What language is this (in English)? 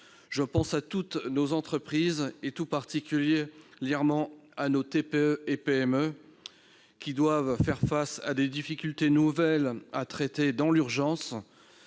French